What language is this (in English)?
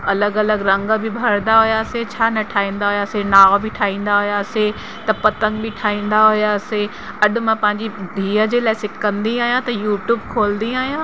Sindhi